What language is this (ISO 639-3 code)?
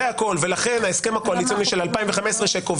heb